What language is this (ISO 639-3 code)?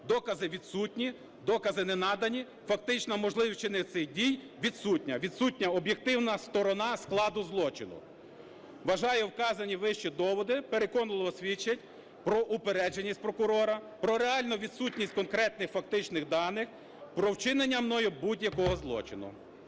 ukr